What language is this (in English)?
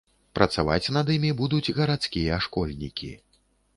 Belarusian